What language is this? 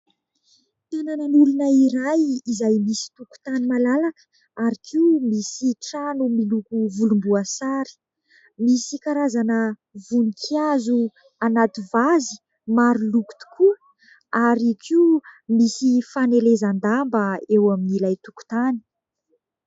Malagasy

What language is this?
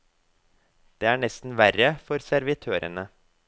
Norwegian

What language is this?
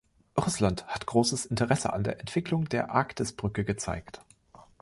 German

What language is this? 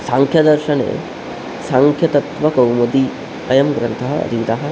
Sanskrit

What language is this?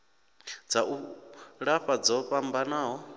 Venda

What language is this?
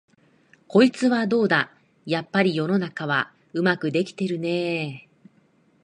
Japanese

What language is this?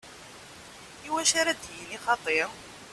Kabyle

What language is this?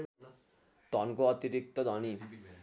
Nepali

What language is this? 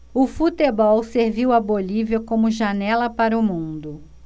Portuguese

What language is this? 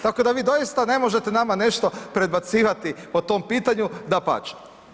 Croatian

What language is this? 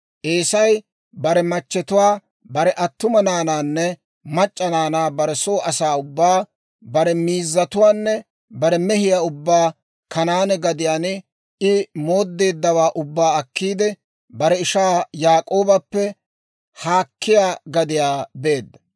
Dawro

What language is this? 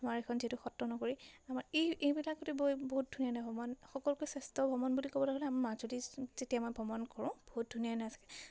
Assamese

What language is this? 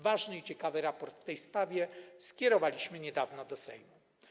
Polish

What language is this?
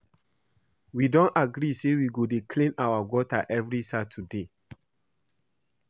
Nigerian Pidgin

